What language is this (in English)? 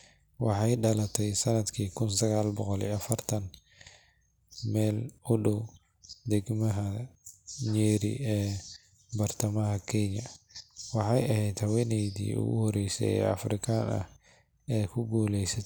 Somali